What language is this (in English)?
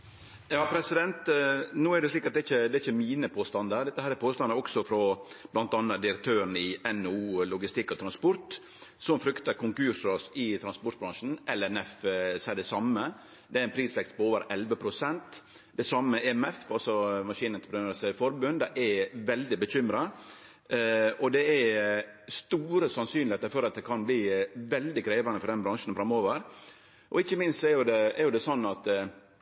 Norwegian